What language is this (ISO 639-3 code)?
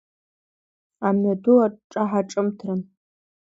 abk